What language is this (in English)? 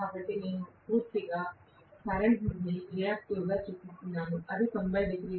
Telugu